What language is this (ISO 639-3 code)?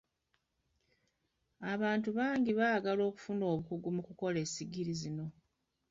lug